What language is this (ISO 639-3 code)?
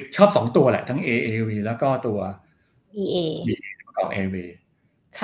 tha